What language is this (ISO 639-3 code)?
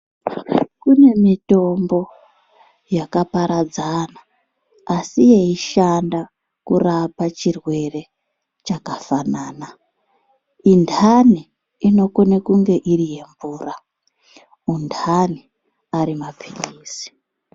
ndc